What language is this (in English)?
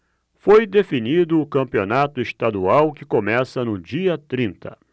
Portuguese